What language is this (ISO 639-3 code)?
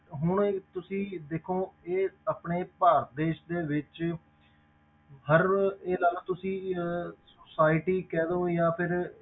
pan